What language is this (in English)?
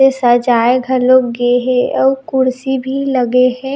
Chhattisgarhi